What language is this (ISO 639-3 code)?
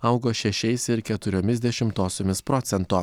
lit